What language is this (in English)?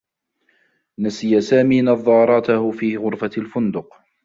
Arabic